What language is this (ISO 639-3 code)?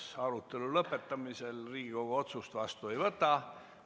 est